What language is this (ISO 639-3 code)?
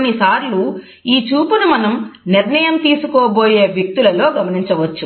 tel